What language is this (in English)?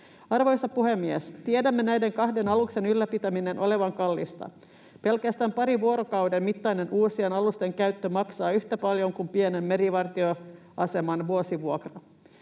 Finnish